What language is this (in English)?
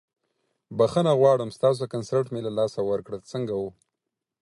Pashto